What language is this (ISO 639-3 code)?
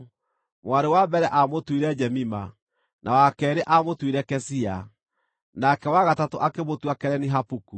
kik